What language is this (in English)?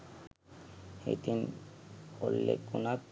Sinhala